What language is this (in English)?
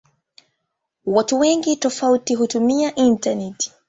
Swahili